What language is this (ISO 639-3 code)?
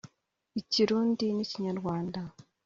kin